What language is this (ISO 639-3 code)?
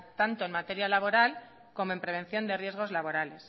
spa